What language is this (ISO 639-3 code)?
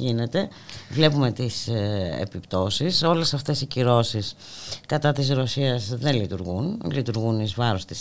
ell